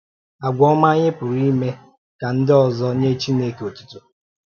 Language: Igbo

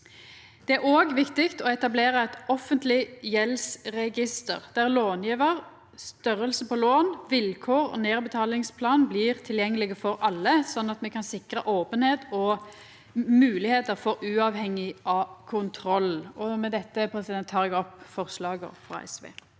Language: Norwegian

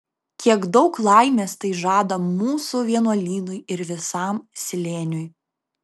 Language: Lithuanian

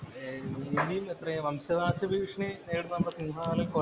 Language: Malayalam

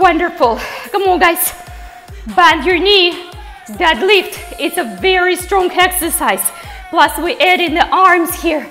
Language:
English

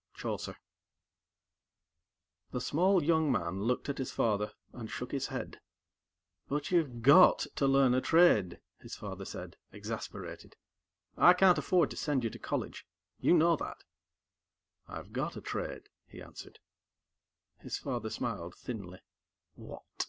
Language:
English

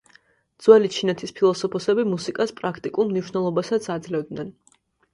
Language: Georgian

